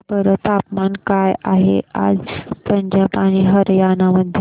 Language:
Marathi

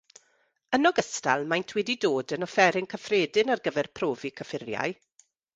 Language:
Welsh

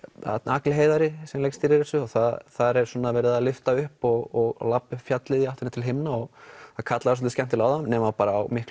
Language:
Icelandic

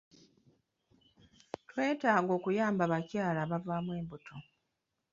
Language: Ganda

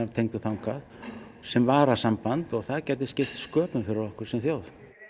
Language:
Icelandic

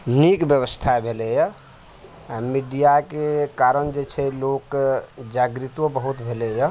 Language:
Maithili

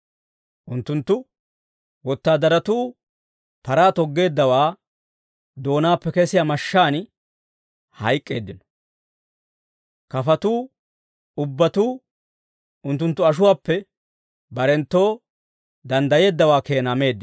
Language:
Dawro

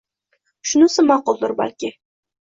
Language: Uzbek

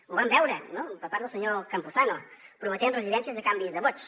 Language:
Catalan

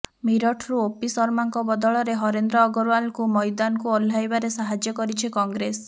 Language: Odia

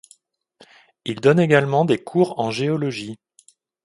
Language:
French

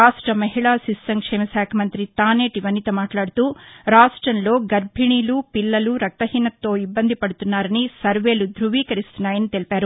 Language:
Telugu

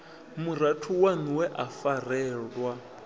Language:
Venda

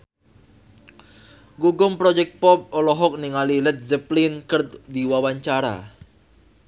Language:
Sundanese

